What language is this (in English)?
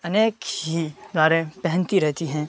Urdu